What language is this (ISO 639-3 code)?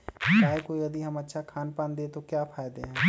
mag